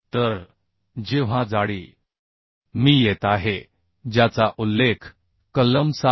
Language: Marathi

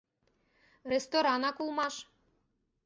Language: Mari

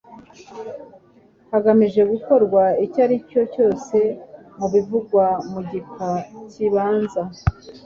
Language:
Kinyarwanda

